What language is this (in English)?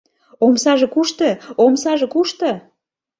Mari